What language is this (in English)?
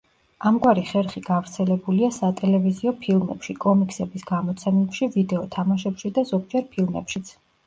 Georgian